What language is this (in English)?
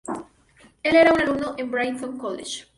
Spanish